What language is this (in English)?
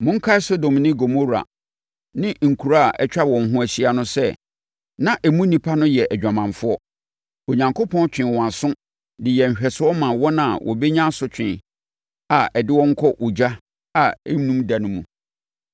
Akan